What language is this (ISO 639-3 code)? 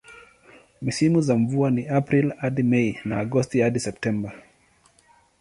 swa